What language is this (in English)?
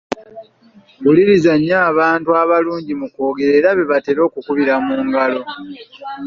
Ganda